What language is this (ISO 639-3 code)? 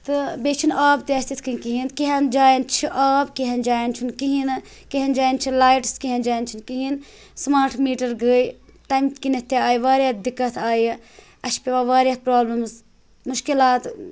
kas